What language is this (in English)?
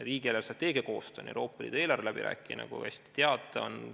Estonian